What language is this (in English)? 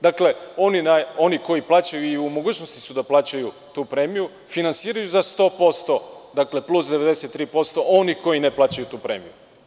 Serbian